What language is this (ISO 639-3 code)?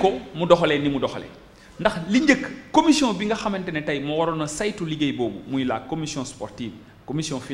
fra